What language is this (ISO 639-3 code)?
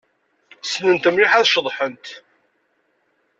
kab